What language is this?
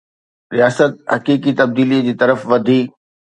Sindhi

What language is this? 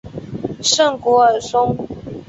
Chinese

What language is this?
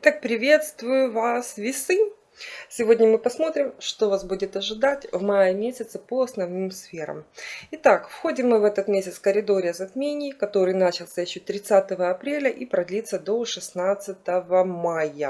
Russian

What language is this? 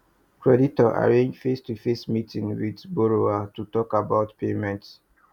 Nigerian Pidgin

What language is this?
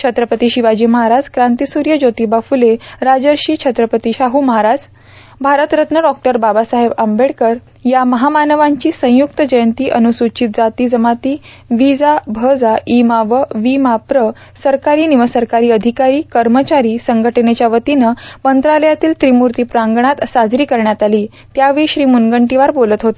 Marathi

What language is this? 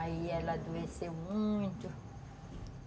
Portuguese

